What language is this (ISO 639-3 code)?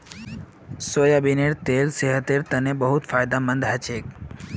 mag